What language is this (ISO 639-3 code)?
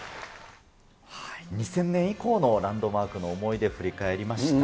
jpn